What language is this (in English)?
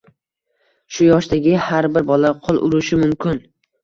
Uzbek